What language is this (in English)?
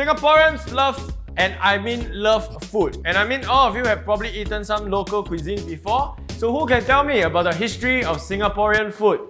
English